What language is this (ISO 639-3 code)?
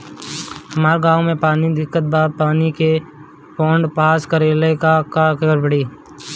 bho